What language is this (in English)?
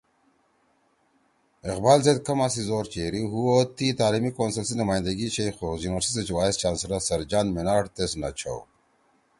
Torwali